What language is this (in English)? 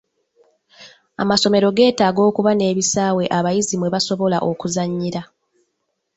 Ganda